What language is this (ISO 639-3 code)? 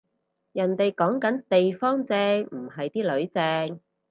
yue